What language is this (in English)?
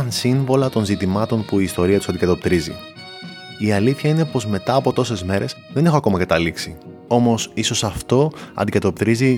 Greek